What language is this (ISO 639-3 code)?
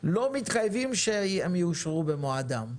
heb